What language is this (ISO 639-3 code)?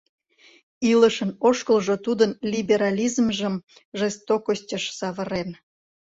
chm